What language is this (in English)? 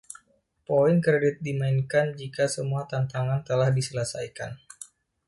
Indonesian